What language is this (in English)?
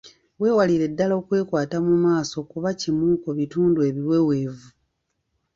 Ganda